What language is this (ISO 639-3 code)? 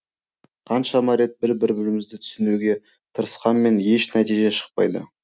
kaz